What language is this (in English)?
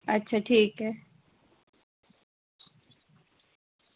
Dogri